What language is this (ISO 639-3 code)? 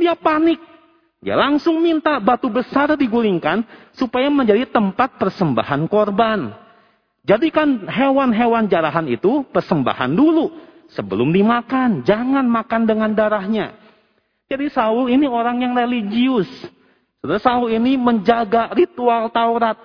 ind